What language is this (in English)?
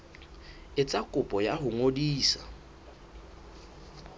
Southern Sotho